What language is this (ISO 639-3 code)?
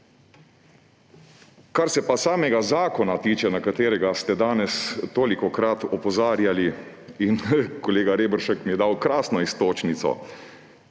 slv